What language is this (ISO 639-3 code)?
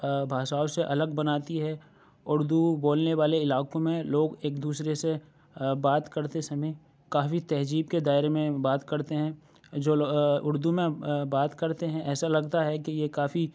urd